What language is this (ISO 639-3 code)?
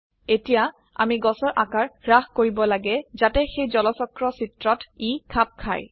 asm